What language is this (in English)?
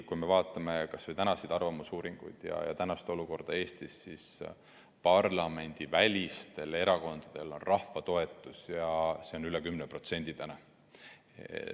Estonian